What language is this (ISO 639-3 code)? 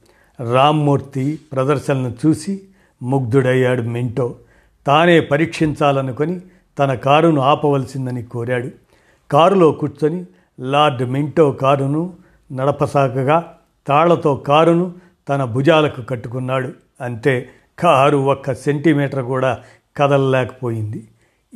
tel